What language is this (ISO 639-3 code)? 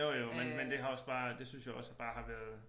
dan